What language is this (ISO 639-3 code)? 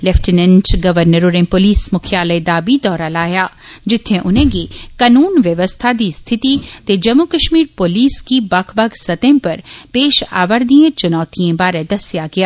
doi